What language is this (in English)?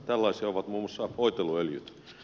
Finnish